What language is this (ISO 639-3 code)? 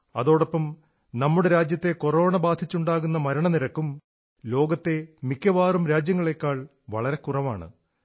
mal